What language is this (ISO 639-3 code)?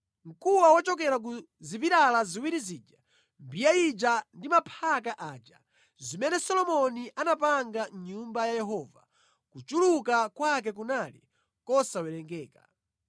nya